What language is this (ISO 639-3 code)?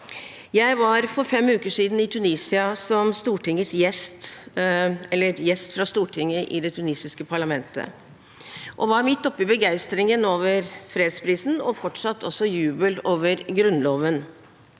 nor